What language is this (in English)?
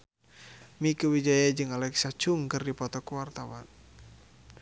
Sundanese